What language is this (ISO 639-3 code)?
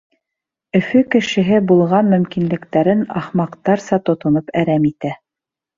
bak